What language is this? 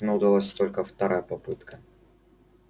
Russian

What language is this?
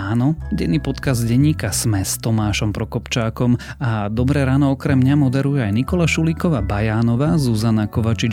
Slovak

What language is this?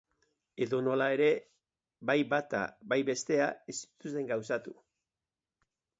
Basque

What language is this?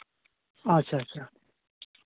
Santali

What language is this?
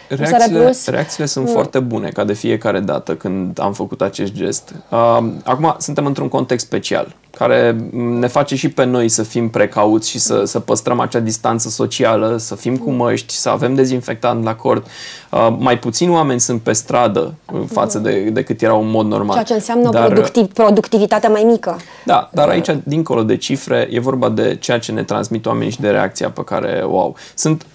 Romanian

